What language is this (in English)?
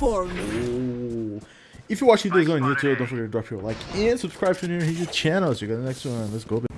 English